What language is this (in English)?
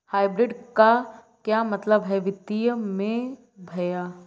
Hindi